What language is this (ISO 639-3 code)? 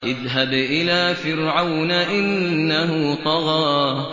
ara